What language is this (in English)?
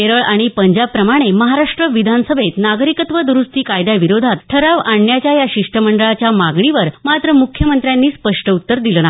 Marathi